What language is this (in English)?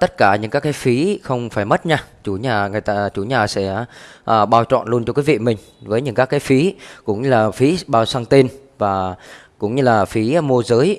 Vietnamese